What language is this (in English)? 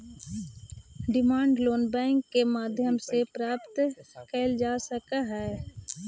Magahi